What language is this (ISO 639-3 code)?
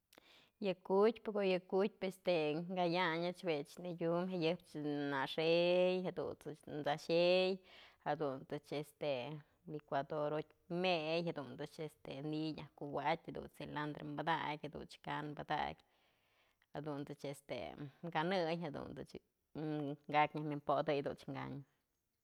mzl